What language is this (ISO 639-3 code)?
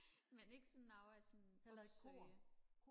dan